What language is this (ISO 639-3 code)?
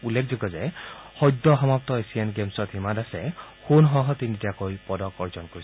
asm